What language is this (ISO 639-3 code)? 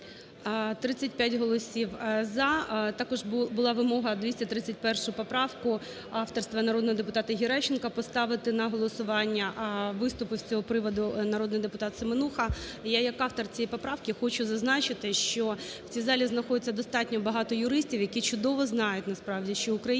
ukr